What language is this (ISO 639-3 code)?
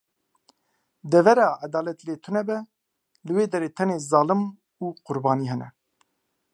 kur